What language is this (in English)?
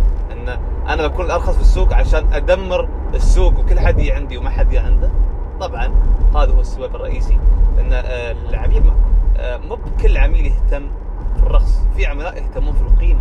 Arabic